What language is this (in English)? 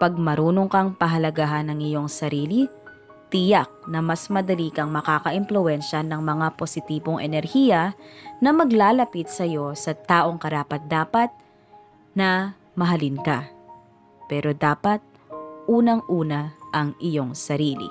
Filipino